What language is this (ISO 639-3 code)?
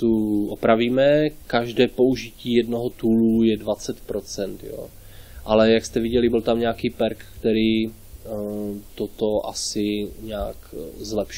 ces